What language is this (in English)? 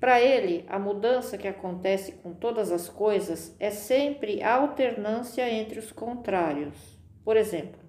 Portuguese